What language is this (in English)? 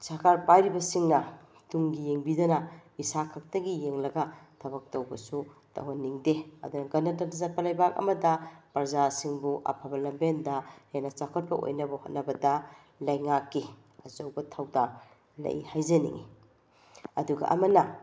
Manipuri